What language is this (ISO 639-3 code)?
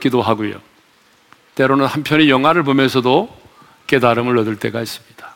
kor